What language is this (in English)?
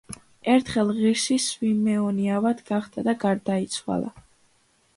Georgian